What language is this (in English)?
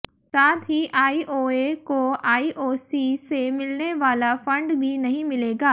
Hindi